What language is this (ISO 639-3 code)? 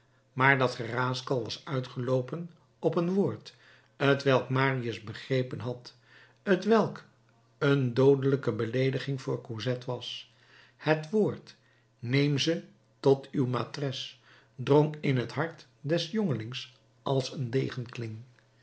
nld